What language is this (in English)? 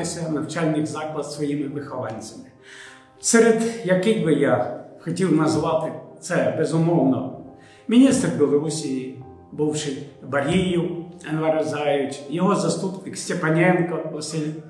Ukrainian